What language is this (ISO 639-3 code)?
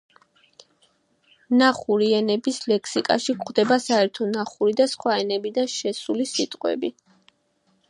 kat